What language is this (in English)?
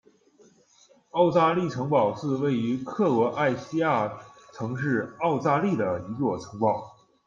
Chinese